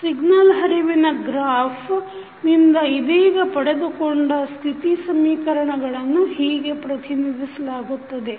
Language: Kannada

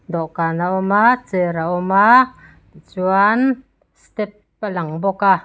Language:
Mizo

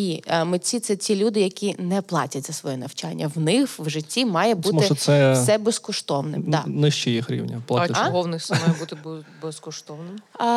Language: Ukrainian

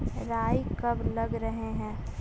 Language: Magahi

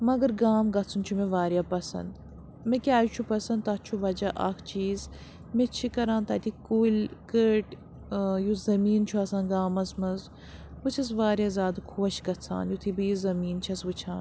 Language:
Kashmiri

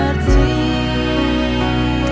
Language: Indonesian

